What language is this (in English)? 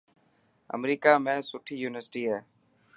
Dhatki